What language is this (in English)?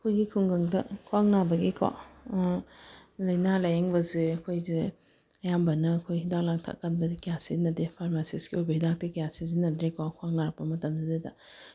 Manipuri